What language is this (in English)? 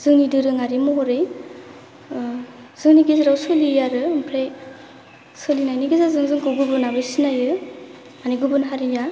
Bodo